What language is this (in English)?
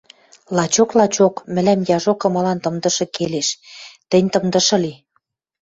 Western Mari